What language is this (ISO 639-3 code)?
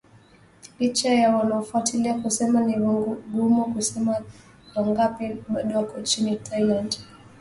swa